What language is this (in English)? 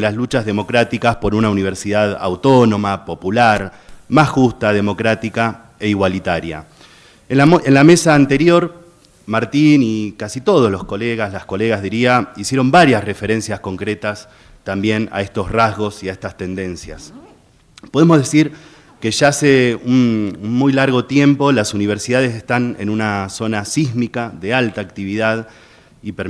Spanish